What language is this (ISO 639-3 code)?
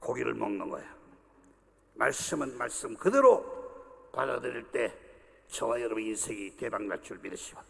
kor